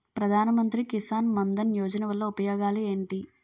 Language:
Telugu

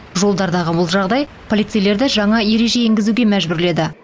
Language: Kazakh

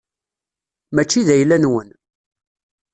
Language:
Kabyle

